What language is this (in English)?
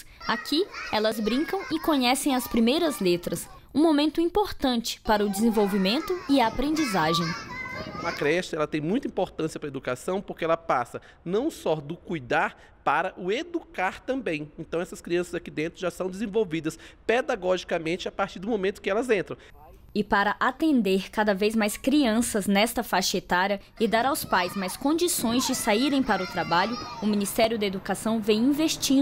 Portuguese